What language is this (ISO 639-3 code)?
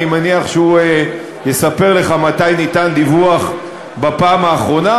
heb